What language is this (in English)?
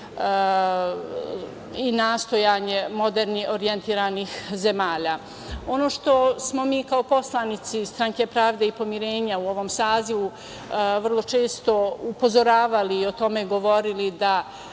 Serbian